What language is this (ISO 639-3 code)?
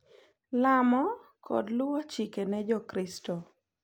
luo